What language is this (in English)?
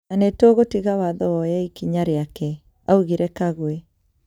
Kikuyu